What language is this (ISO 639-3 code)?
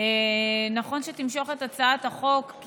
heb